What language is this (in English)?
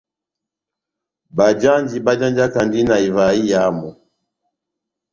Batanga